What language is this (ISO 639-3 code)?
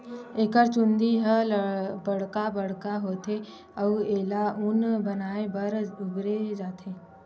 hne